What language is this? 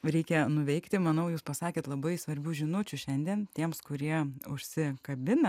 Lithuanian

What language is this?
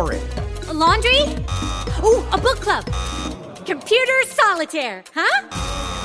English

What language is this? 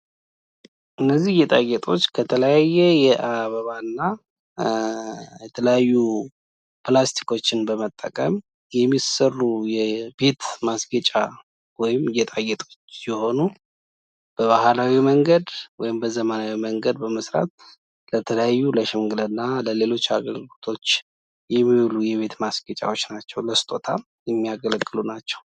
Amharic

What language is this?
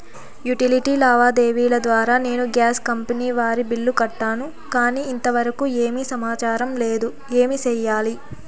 Telugu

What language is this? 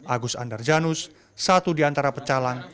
Indonesian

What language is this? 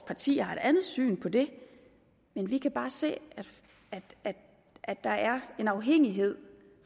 Danish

